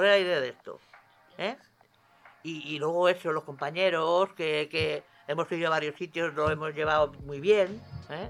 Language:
Spanish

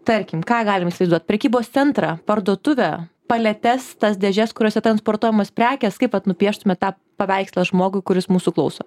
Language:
Lithuanian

